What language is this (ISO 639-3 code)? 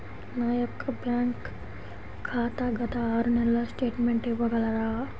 tel